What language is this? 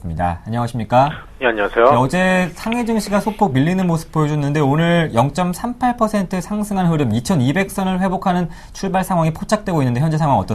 Korean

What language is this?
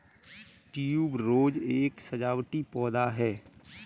Hindi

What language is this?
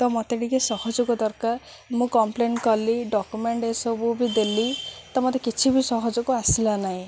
Odia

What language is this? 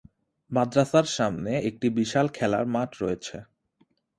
Bangla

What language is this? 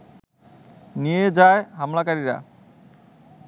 Bangla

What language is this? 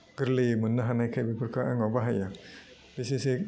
Bodo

